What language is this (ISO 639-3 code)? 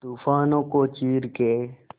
hin